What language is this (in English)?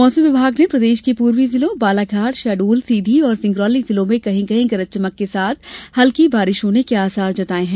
Hindi